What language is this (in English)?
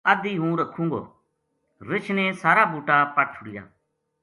Gujari